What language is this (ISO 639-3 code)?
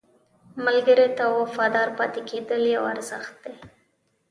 pus